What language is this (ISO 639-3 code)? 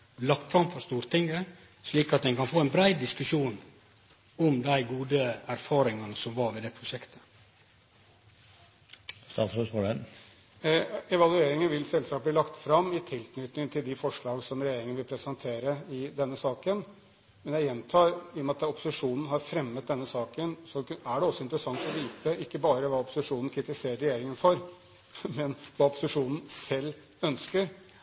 nor